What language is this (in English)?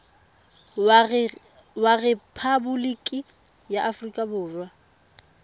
Tswana